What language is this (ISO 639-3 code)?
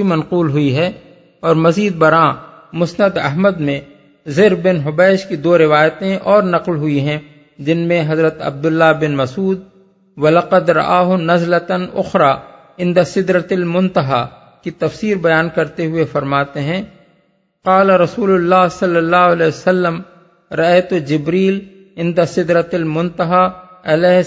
urd